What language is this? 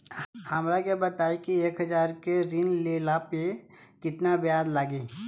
Bhojpuri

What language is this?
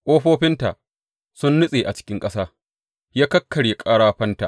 Hausa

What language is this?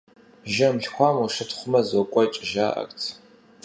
Kabardian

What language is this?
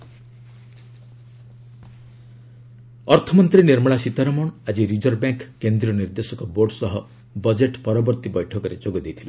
Odia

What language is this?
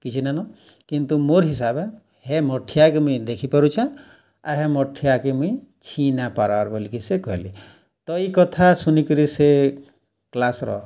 Odia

